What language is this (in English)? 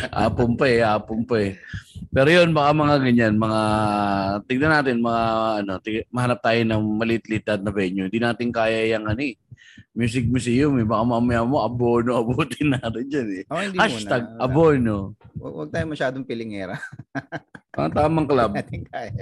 Filipino